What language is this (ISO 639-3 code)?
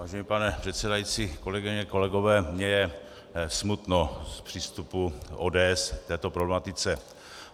ces